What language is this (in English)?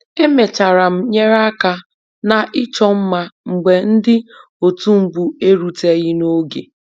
Igbo